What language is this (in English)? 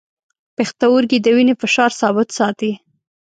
Pashto